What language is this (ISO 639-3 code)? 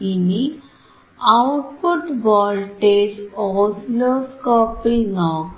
mal